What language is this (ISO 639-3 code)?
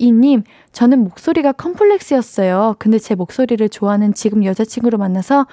kor